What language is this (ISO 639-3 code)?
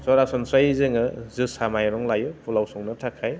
brx